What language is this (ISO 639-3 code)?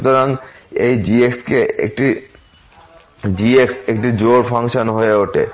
ben